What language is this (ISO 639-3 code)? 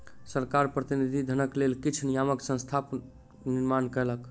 mai